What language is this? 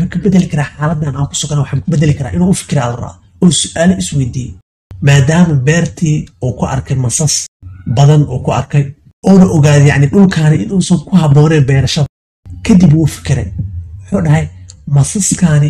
Arabic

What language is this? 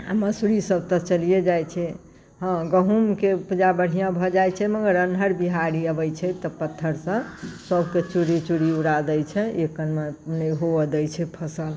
Maithili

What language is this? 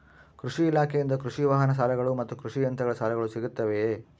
Kannada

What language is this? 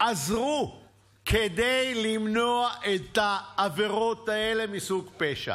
Hebrew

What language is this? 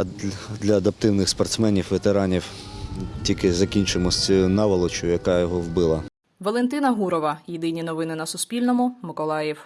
Ukrainian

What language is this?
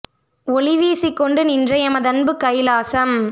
Tamil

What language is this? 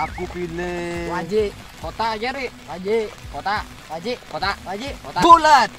Indonesian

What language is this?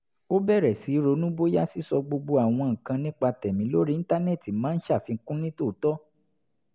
Yoruba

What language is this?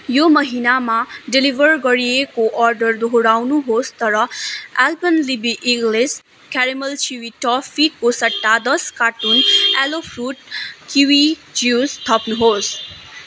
Nepali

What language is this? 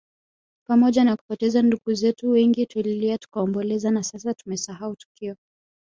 Swahili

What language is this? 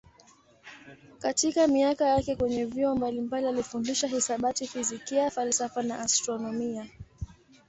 Swahili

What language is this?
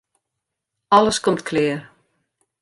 Western Frisian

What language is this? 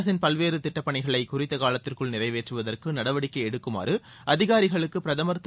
Tamil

